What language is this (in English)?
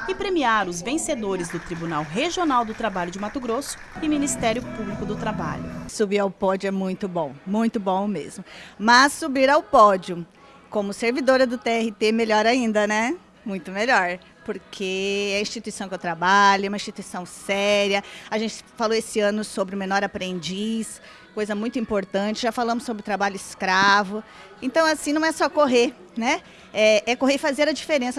Portuguese